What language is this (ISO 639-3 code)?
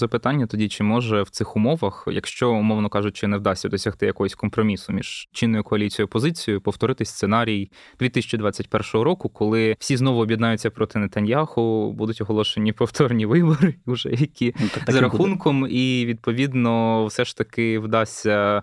ukr